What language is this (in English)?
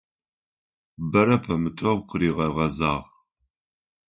Adyghe